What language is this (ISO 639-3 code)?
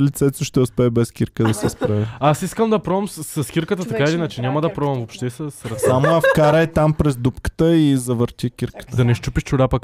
bul